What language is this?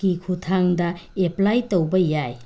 Manipuri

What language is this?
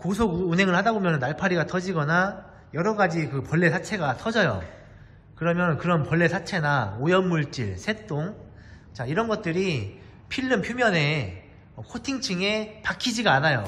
Korean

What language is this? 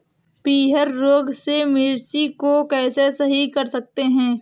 Hindi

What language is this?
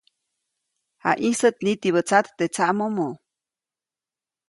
Copainalá Zoque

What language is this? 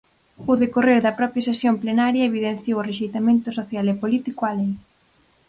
Galician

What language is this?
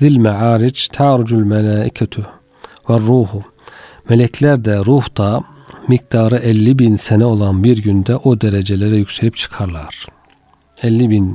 Turkish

